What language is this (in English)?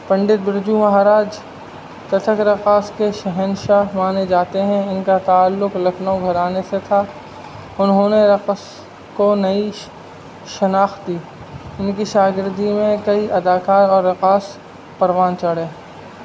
Urdu